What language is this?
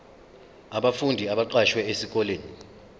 Zulu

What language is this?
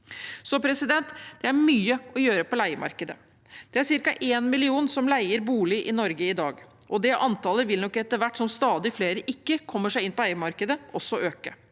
Norwegian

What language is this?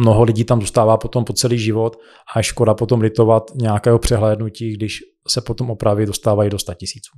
Czech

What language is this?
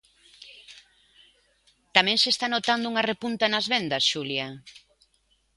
Galician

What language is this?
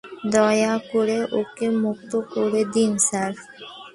Bangla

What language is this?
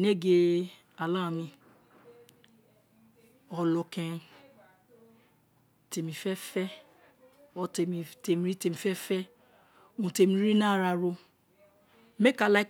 Isekiri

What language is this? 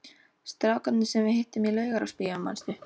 Icelandic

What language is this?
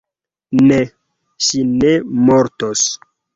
Esperanto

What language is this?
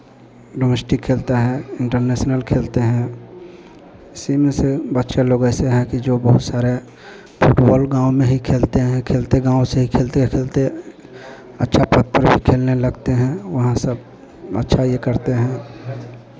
Hindi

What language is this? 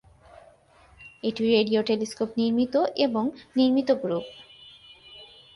Bangla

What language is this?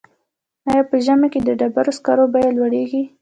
Pashto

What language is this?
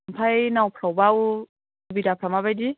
Bodo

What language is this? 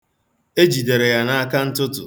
Igbo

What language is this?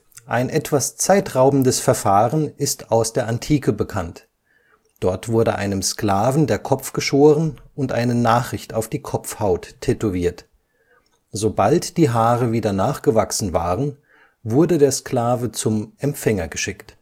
German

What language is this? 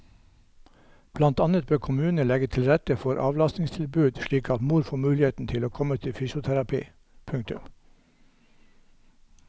Norwegian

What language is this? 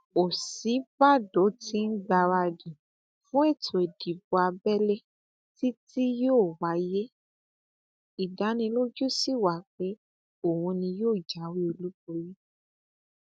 Yoruba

